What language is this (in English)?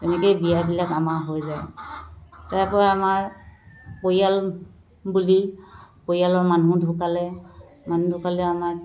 Assamese